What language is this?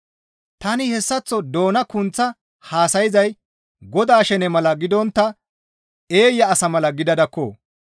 Gamo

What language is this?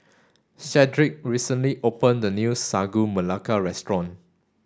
English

